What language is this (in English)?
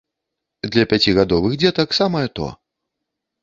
Belarusian